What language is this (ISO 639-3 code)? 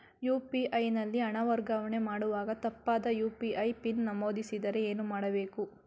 kan